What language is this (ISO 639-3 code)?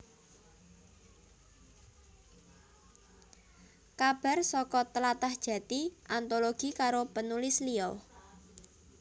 jav